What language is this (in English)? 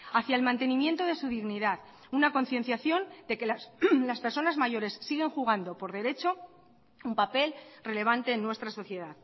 Spanish